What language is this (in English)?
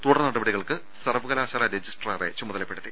Malayalam